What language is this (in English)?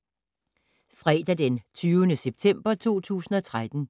Danish